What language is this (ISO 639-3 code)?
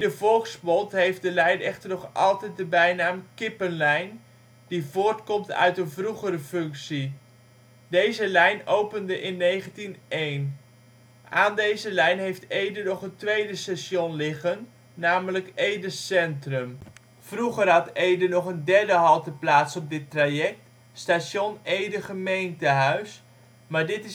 nld